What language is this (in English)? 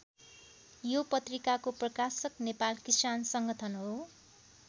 Nepali